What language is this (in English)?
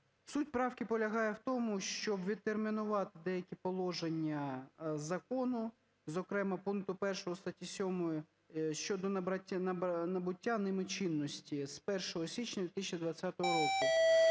Ukrainian